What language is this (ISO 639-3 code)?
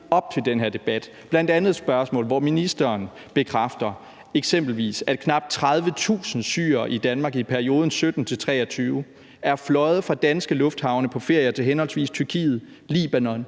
dan